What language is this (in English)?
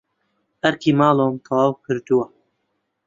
Central Kurdish